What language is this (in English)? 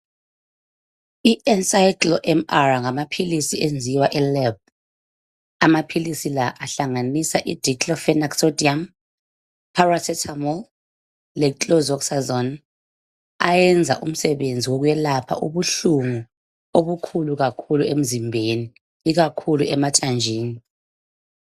North Ndebele